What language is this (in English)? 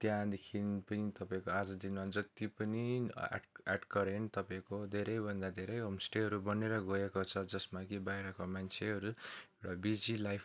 Nepali